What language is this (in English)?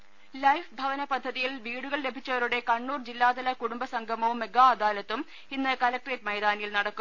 Malayalam